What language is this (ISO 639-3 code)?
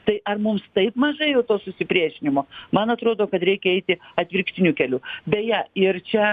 lit